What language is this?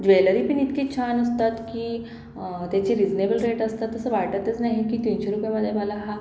Marathi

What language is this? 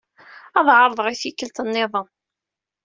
Kabyle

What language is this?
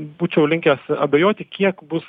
Lithuanian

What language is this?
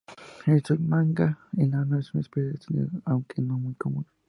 Spanish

